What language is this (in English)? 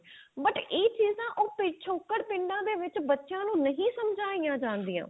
Punjabi